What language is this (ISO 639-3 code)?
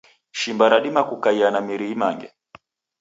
dav